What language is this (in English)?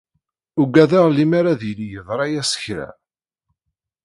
Kabyle